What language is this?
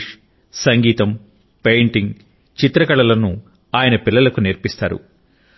Telugu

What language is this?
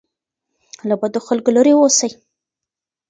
Pashto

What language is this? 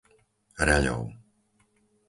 Slovak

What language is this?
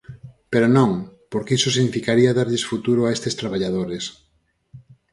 Galician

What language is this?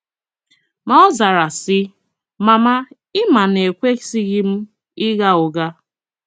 Igbo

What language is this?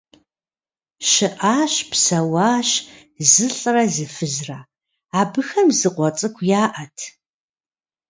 Kabardian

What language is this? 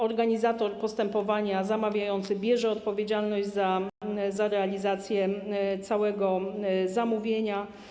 Polish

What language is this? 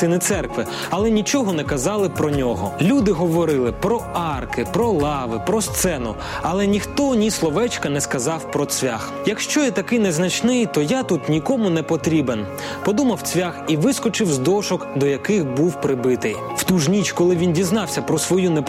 Ukrainian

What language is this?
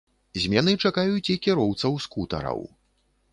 Belarusian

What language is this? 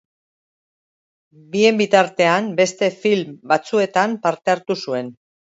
Basque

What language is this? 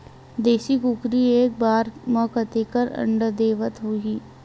Chhattisgarhi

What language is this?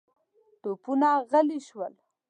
Pashto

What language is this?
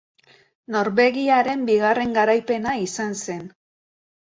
Basque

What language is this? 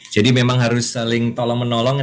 Indonesian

